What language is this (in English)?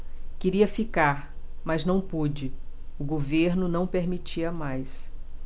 Portuguese